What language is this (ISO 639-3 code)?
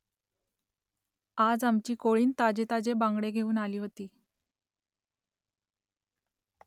mar